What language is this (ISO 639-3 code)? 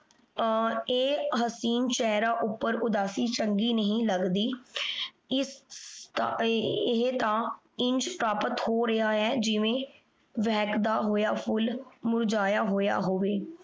pan